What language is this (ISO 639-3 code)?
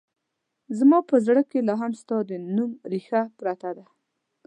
pus